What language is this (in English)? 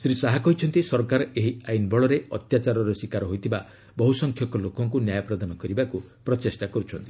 Odia